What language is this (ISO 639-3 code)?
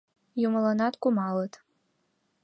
chm